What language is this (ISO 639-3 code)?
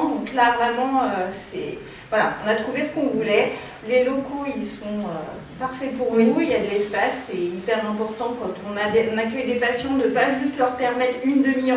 fra